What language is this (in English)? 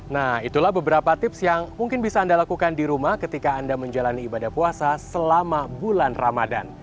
Indonesian